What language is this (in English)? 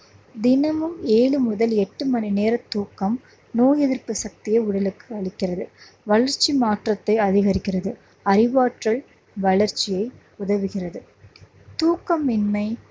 Tamil